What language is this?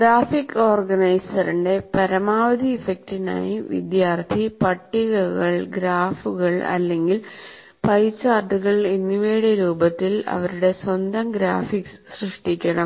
Malayalam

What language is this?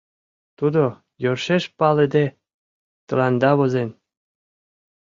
Mari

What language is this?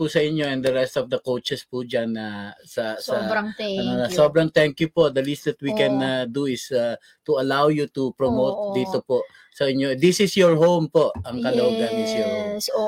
Filipino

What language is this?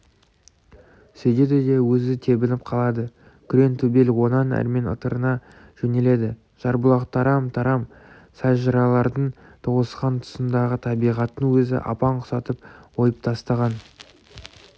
Kazakh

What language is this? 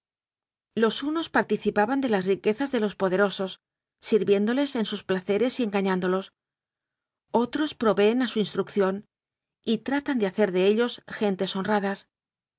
Spanish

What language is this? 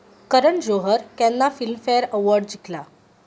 Konkani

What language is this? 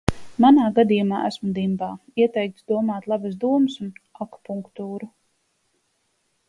Latvian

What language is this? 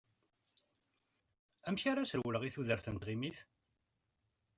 Kabyle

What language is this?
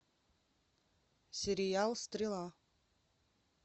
Russian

